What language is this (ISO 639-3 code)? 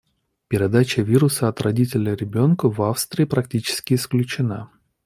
rus